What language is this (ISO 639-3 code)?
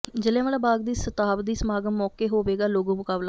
pan